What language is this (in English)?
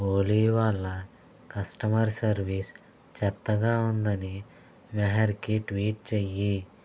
Telugu